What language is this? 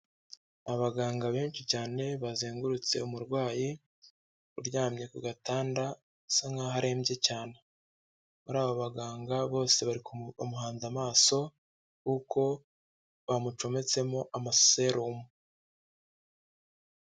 Kinyarwanda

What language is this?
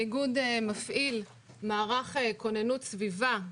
Hebrew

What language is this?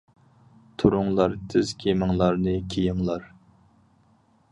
Uyghur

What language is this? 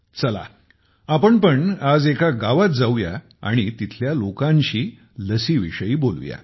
Marathi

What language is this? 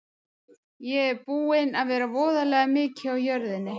Icelandic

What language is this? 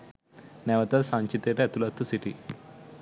Sinhala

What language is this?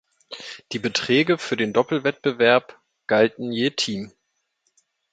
German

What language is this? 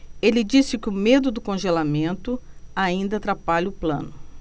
Portuguese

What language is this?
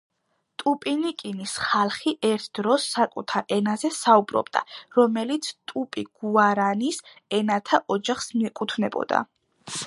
Georgian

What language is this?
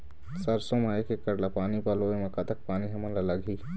Chhattisgarhi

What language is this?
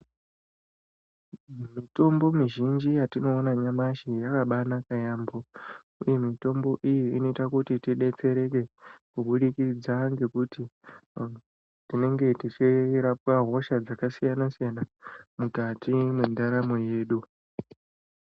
Ndau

